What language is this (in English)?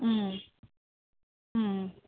Tamil